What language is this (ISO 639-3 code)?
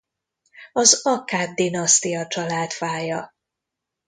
hun